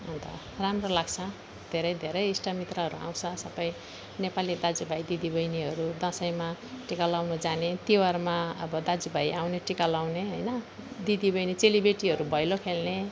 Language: Nepali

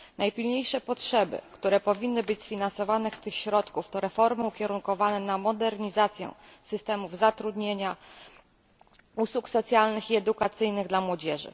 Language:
Polish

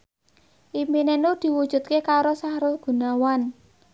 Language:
Javanese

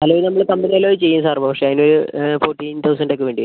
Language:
Malayalam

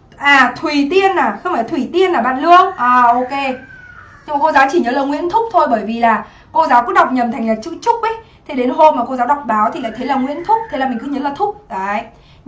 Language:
Vietnamese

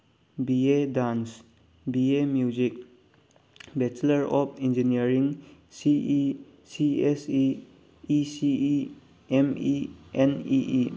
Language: Manipuri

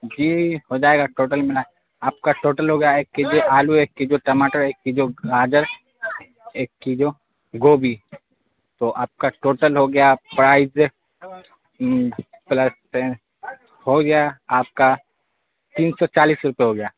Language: Urdu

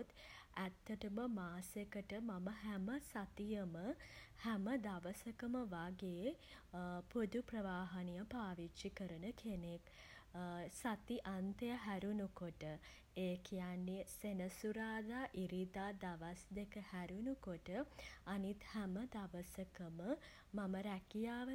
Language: Sinhala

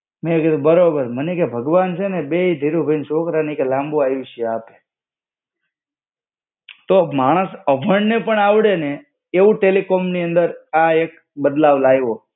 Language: Gujarati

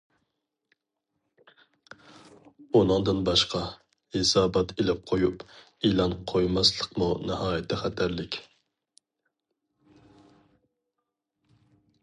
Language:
Uyghur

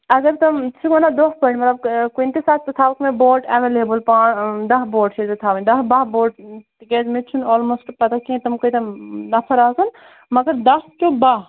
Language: Kashmiri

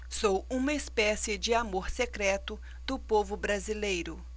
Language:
Portuguese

